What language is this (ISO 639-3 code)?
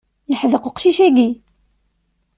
kab